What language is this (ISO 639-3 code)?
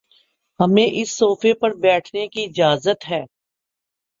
urd